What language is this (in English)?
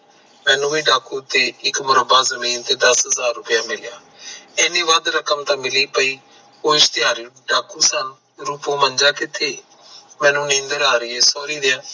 Punjabi